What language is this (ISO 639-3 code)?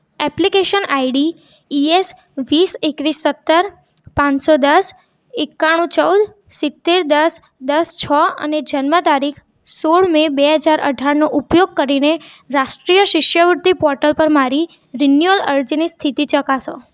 guj